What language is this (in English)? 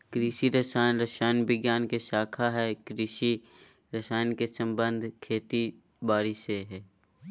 Magahi